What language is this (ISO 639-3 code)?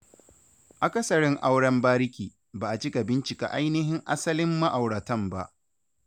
hau